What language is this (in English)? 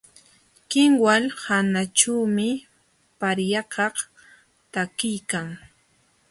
Jauja Wanca Quechua